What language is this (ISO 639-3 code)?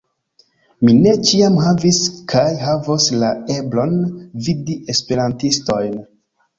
epo